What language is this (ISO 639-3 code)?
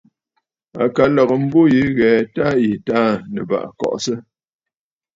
bfd